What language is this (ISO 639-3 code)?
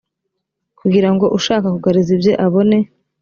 kin